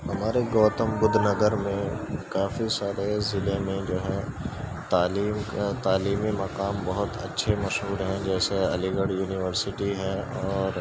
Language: Urdu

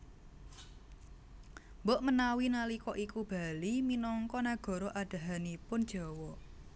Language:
Javanese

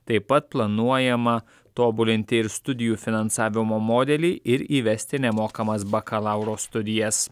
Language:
Lithuanian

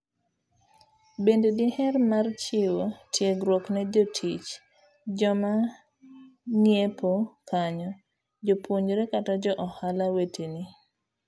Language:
Luo (Kenya and Tanzania)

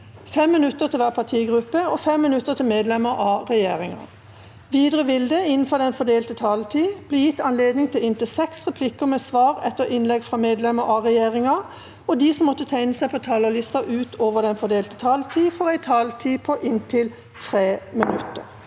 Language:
Norwegian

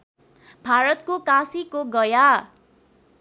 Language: Nepali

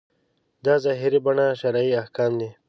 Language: Pashto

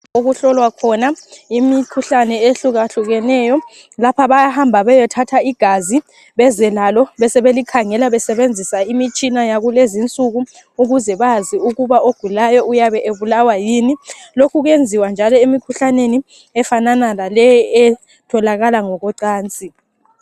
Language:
North Ndebele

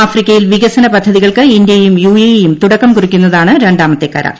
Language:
Malayalam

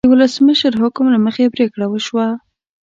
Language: Pashto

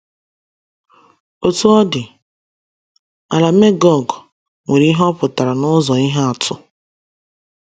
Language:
Igbo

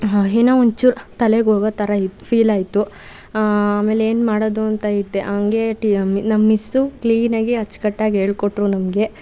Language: Kannada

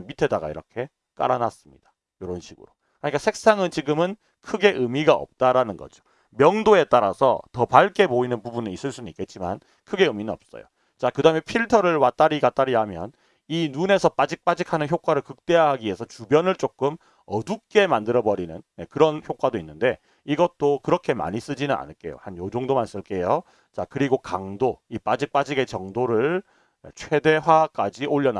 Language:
Korean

